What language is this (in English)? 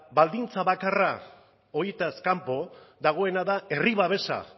Basque